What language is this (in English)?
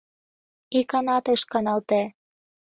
Mari